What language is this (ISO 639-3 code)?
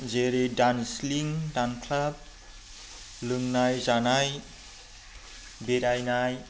brx